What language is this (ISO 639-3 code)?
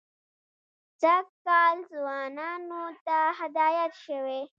pus